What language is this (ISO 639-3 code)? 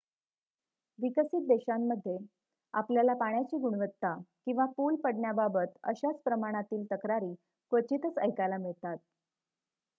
mar